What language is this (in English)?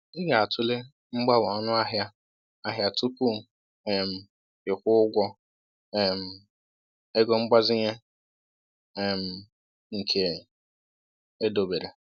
Igbo